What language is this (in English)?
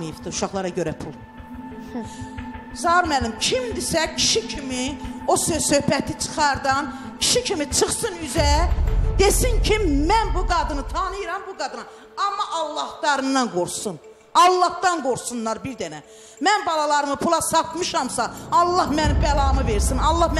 Turkish